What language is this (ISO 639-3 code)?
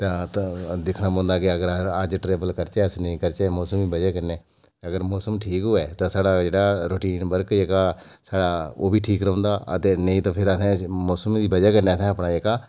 doi